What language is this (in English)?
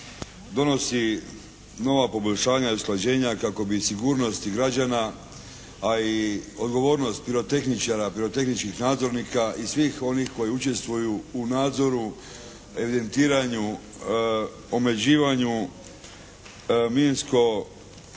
Croatian